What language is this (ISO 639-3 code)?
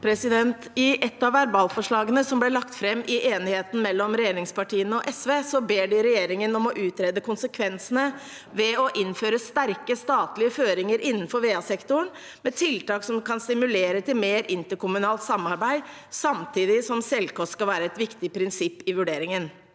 nor